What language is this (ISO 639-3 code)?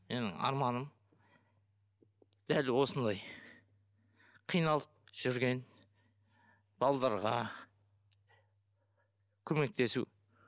kaz